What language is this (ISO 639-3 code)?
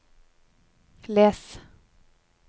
nor